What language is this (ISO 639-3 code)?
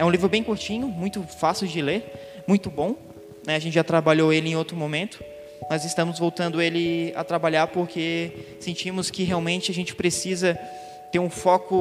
por